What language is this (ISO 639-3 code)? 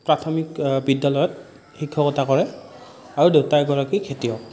asm